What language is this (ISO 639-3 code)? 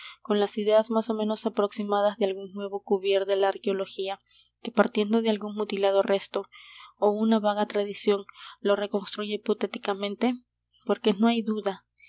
spa